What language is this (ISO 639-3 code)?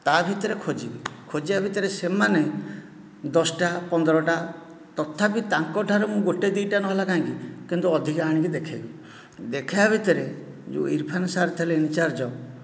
ori